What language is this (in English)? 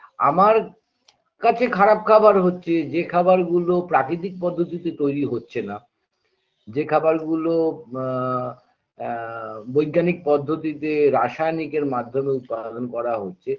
Bangla